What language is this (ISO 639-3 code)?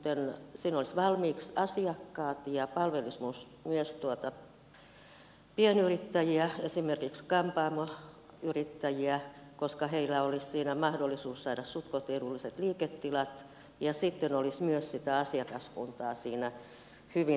fin